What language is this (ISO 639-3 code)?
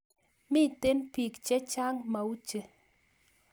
kln